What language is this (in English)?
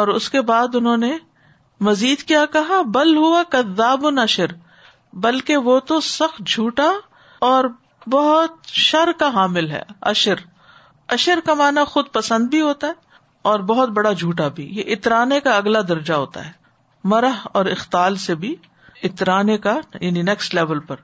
Urdu